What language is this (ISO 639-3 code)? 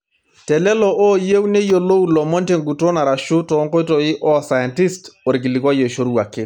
mas